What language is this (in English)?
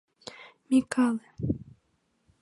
Mari